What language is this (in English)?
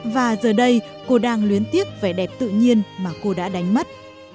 Vietnamese